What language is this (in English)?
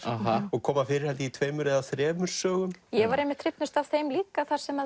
Icelandic